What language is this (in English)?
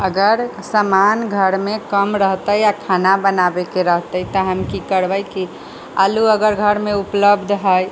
Maithili